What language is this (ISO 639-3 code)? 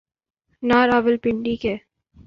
urd